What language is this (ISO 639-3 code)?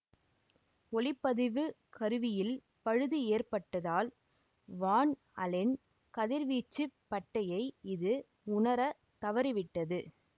tam